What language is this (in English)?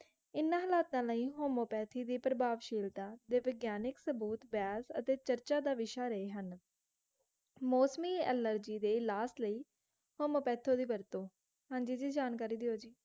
Punjabi